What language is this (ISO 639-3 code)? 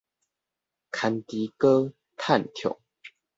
nan